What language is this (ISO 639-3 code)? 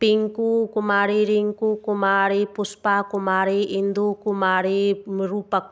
mai